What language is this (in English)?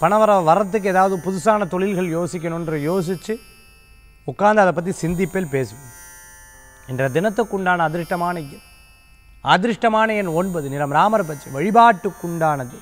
Hindi